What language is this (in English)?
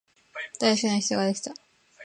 Japanese